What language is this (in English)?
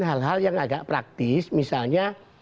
Indonesian